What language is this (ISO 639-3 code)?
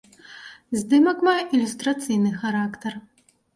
bel